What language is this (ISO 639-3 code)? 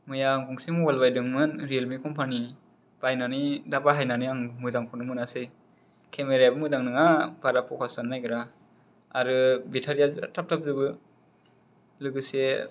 brx